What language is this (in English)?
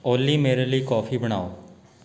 Punjabi